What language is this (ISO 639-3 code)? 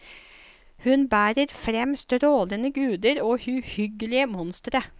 nor